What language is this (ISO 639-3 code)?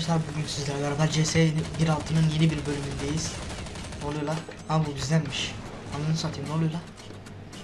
tur